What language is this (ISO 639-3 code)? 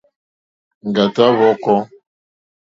bri